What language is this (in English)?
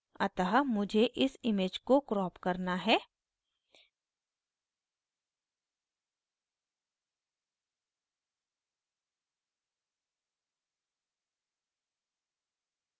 Hindi